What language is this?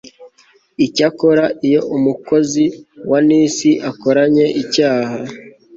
Kinyarwanda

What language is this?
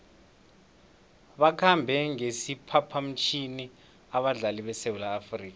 South Ndebele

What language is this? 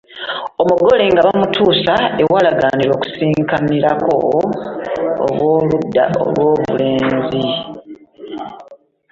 Ganda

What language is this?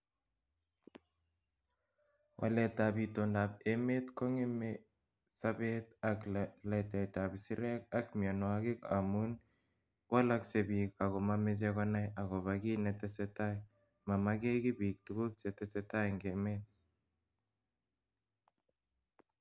Kalenjin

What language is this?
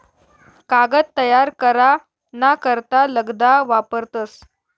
Marathi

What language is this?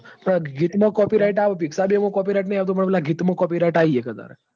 Gujarati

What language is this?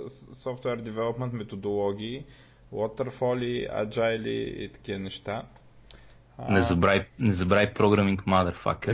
Bulgarian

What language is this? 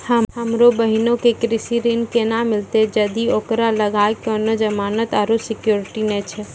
Maithili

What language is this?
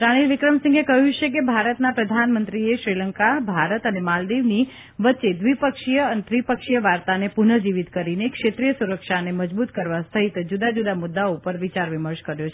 Gujarati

